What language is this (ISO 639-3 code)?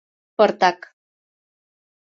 chm